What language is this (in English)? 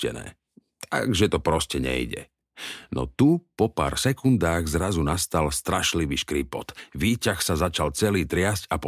Slovak